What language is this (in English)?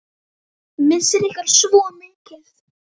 Icelandic